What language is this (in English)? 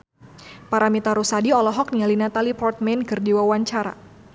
Sundanese